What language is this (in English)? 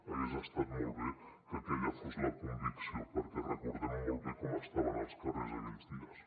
Catalan